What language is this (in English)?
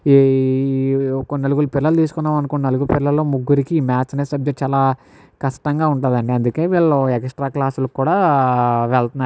Telugu